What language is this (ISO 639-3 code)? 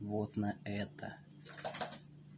rus